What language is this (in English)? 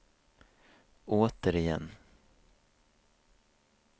Swedish